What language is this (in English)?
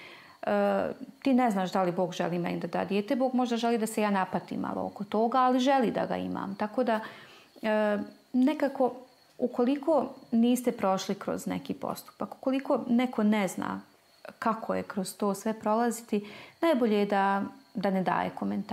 Croatian